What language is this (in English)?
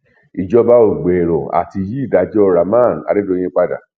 Yoruba